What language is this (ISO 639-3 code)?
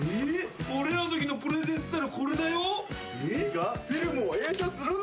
jpn